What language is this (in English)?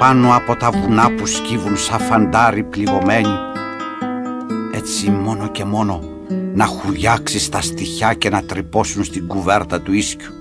Greek